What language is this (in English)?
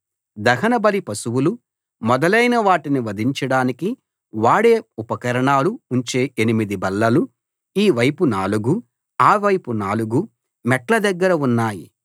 Telugu